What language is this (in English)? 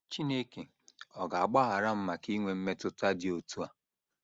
Igbo